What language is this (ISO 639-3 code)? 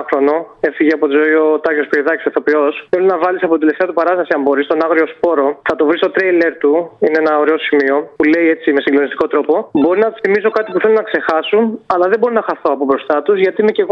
ell